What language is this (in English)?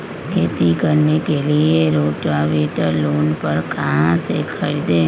Magahi